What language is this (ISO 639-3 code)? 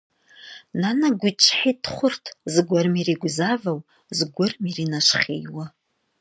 kbd